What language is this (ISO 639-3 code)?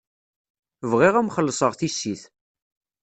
kab